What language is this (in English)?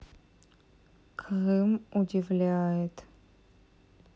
Russian